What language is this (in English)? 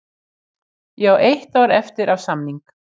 Icelandic